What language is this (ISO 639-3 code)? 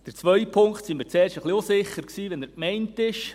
gsw